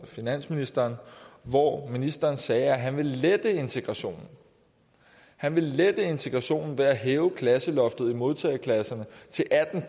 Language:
Danish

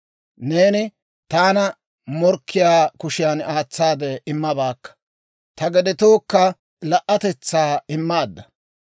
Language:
Dawro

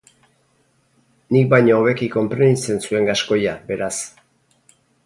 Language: Basque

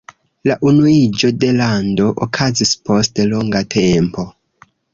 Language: Esperanto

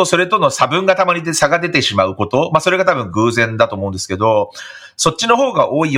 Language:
Japanese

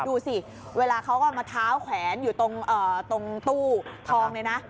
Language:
Thai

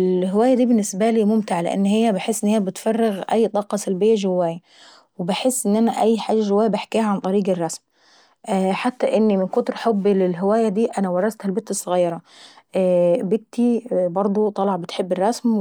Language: Saidi Arabic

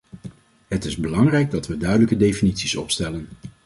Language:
Dutch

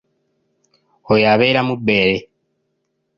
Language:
Ganda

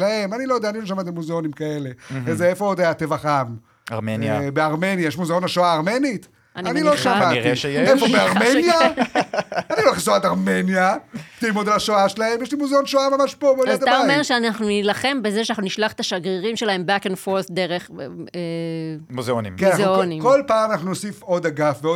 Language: Hebrew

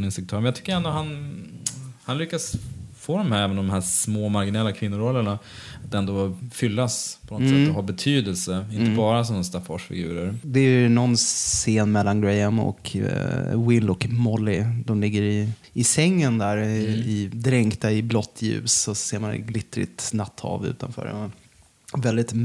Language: Swedish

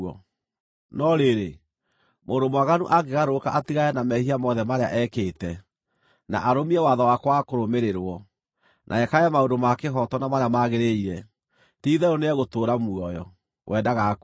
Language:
Kikuyu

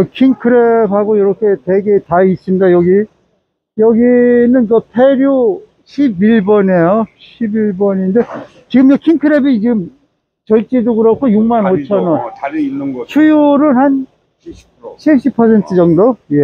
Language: Korean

